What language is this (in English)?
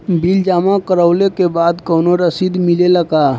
Bhojpuri